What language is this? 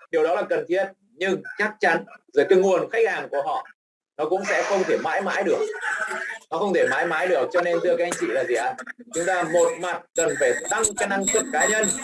Vietnamese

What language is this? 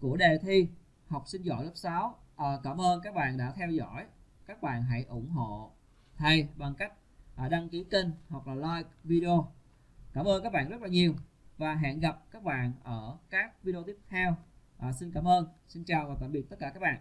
Vietnamese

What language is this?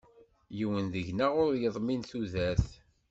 Kabyle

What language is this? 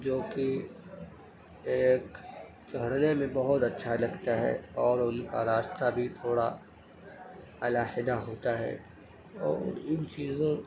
Urdu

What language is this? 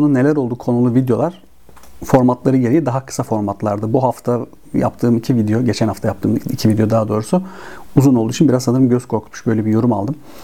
Turkish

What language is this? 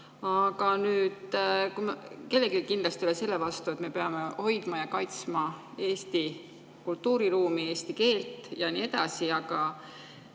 Estonian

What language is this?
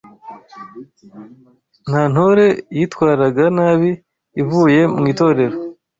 Kinyarwanda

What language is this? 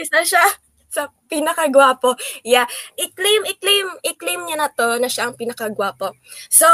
Filipino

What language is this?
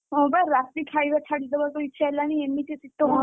Odia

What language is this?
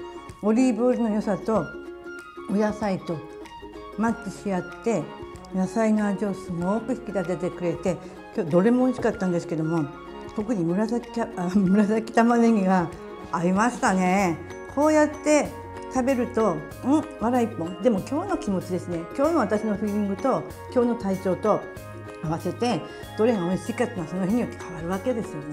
Japanese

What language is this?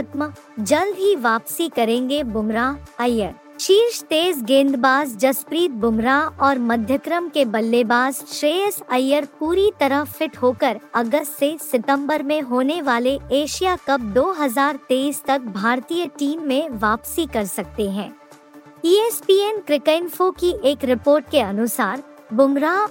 Hindi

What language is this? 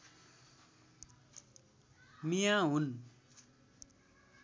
Nepali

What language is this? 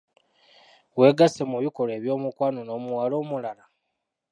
Ganda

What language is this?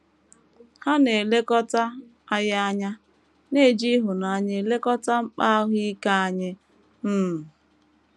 Igbo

